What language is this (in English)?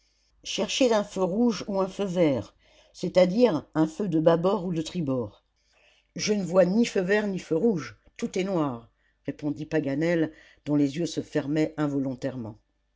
French